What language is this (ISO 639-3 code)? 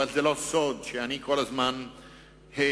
heb